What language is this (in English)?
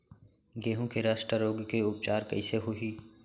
Chhattisgarhi